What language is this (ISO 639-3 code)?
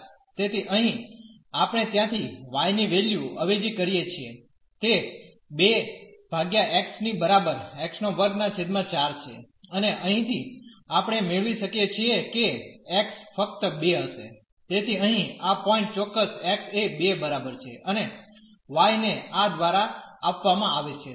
guj